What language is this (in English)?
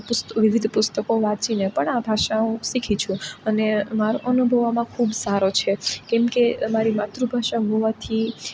Gujarati